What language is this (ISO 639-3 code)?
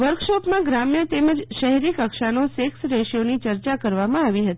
guj